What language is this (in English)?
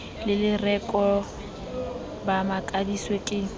Southern Sotho